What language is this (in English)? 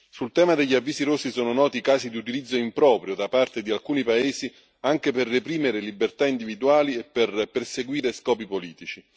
Italian